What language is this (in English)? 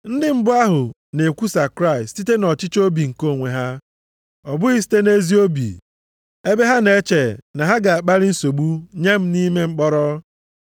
Igbo